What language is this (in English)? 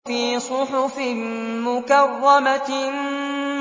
Arabic